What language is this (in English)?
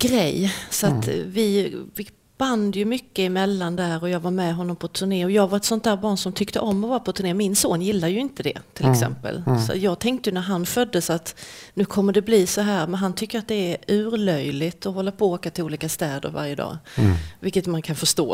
Swedish